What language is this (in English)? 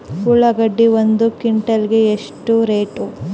Kannada